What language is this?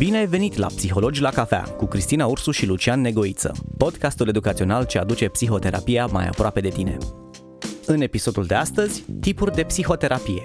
Romanian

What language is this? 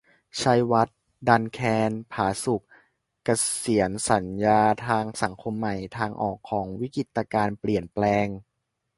Thai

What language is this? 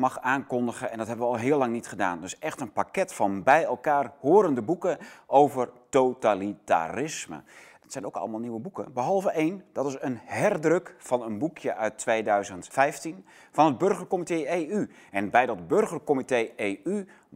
Dutch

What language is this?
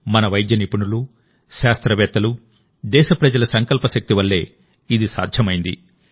Telugu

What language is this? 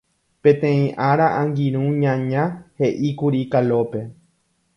Guarani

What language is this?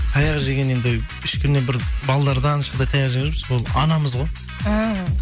Kazakh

